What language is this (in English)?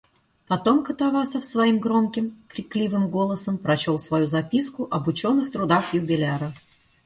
Russian